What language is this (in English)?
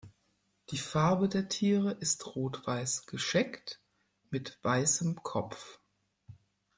German